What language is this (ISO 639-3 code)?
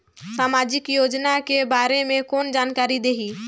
hne